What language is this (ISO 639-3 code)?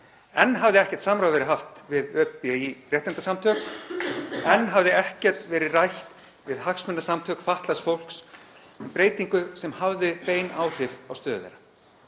isl